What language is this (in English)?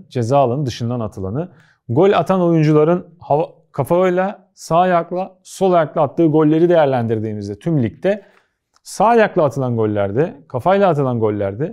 Turkish